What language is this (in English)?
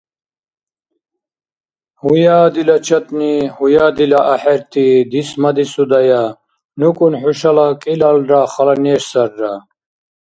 Dargwa